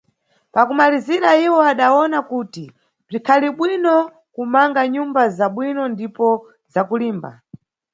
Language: Nyungwe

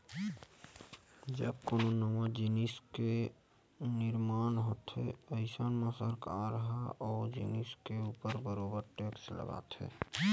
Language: Chhattisgarhi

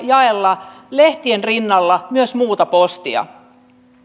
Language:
Finnish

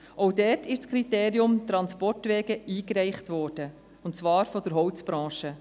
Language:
Swiss German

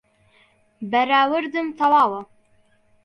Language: Central Kurdish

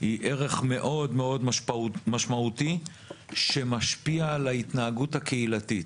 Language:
Hebrew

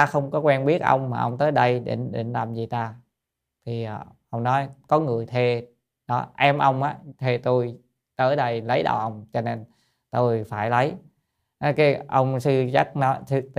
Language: Vietnamese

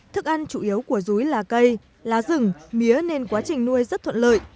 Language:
Vietnamese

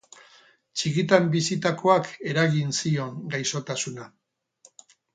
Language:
Basque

